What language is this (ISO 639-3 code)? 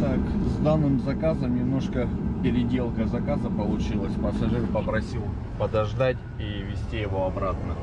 rus